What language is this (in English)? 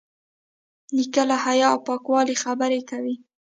Pashto